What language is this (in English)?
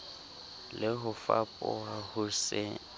Southern Sotho